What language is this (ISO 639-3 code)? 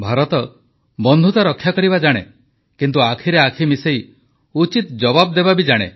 ori